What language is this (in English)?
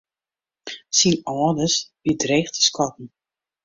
Western Frisian